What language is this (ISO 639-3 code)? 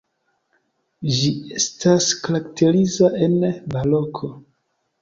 epo